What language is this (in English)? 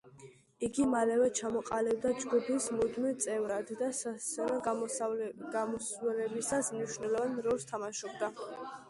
Georgian